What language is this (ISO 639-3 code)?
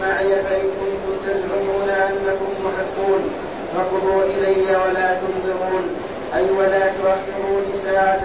ara